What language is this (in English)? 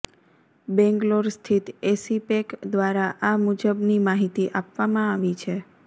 Gujarati